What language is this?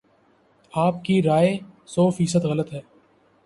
Urdu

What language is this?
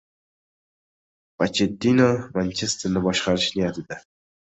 Uzbek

